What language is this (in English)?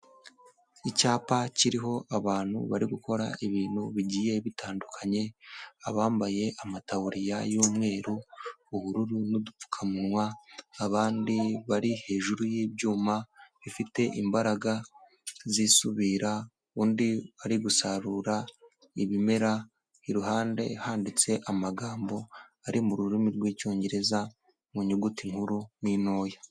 Kinyarwanda